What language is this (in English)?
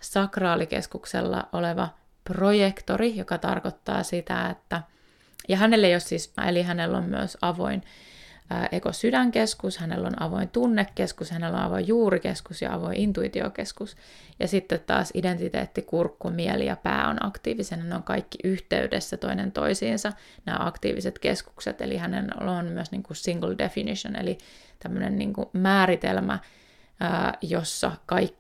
Finnish